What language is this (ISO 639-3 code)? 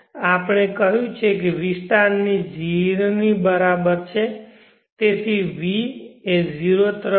guj